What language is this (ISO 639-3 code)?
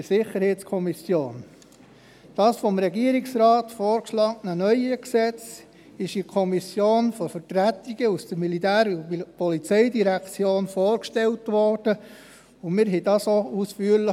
gsw